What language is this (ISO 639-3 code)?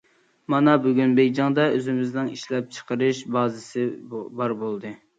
uig